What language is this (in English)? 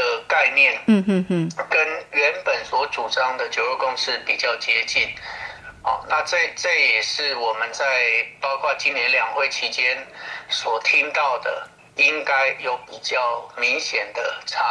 Chinese